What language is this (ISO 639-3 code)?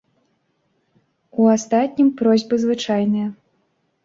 bel